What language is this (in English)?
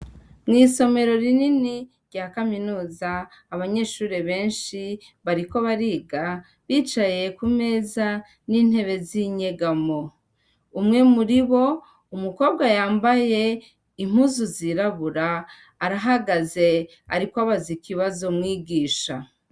Rundi